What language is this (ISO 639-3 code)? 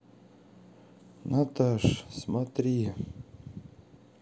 rus